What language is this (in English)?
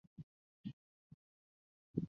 Belarusian